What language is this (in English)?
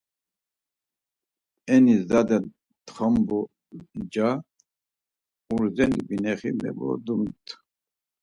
Laz